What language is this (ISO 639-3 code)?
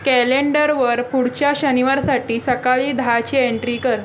mar